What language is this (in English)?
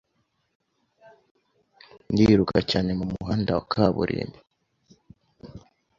Kinyarwanda